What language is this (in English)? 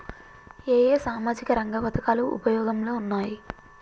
Telugu